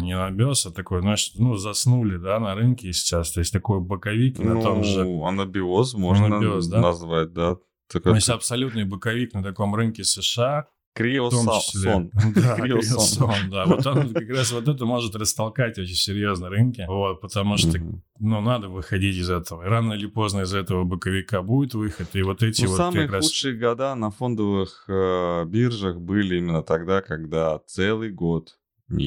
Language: Russian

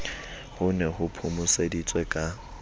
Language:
Southern Sotho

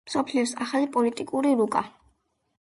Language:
Georgian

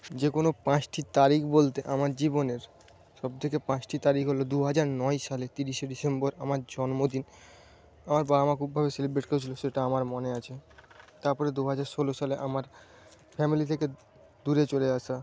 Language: Bangla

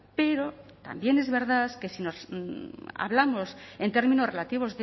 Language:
Spanish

